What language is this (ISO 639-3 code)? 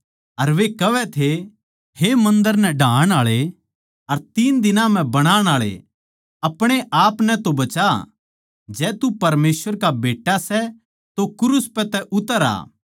bgc